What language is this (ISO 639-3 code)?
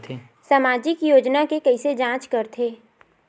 hne